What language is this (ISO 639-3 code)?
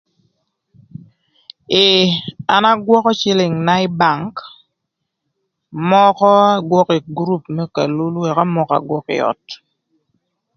lth